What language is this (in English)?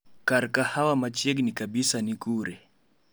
Luo (Kenya and Tanzania)